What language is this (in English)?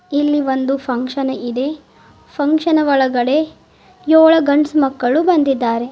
Kannada